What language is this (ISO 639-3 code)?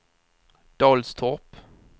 swe